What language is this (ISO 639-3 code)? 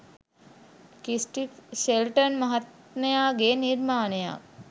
sin